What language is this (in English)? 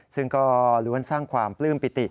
Thai